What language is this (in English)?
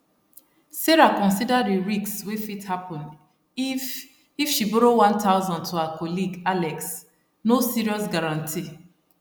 Nigerian Pidgin